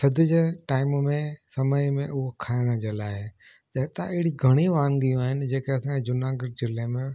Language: Sindhi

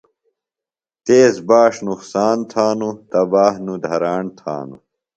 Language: Phalura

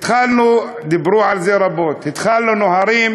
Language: Hebrew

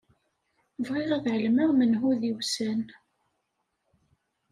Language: Kabyle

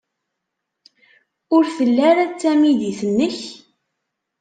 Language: Kabyle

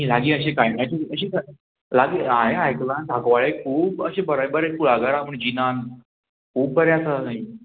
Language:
Konkani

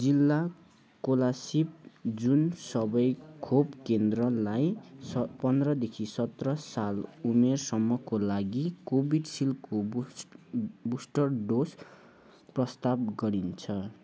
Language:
Nepali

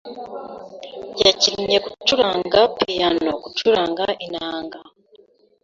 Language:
Kinyarwanda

